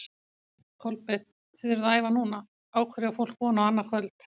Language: Icelandic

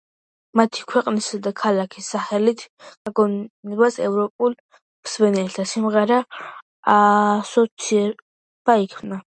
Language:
Georgian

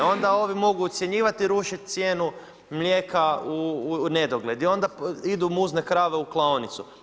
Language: Croatian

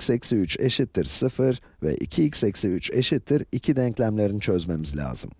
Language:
Turkish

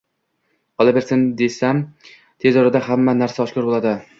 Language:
Uzbek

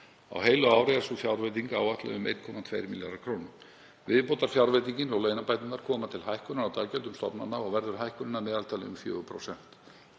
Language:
Icelandic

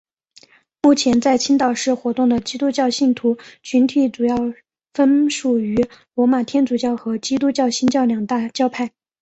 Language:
Chinese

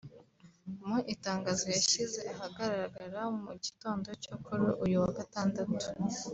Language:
Kinyarwanda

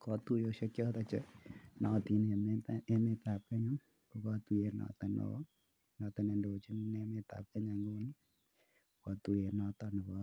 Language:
Kalenjin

